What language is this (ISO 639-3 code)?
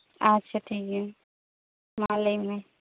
sat